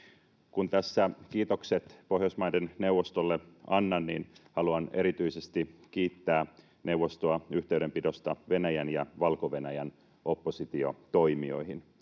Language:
Finnish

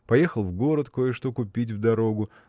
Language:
Russian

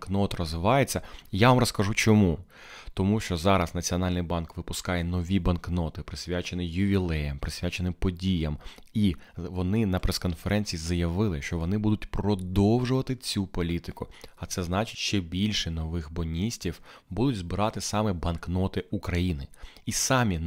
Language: Ukrainian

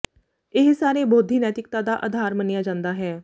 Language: Punjabi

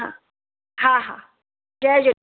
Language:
Sindhi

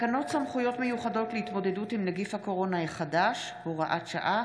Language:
Hebrew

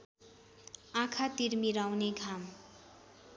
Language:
Nepali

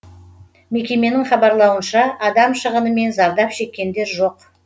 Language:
Kazakh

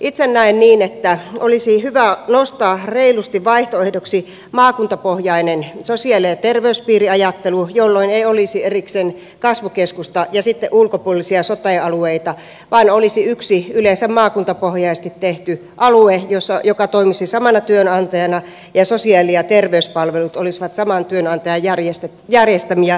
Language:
Finnish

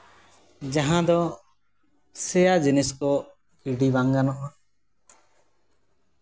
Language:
Santali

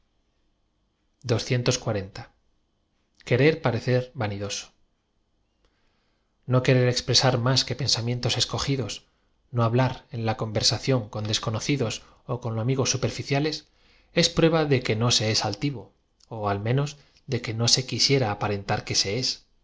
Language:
Spanish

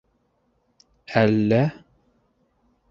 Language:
Bashkir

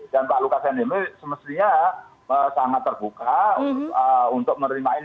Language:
Indonesian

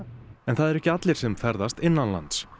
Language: Icelandic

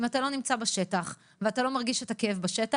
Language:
Hebrew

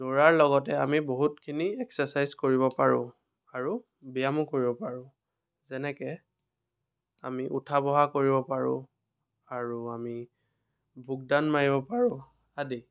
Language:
Assamese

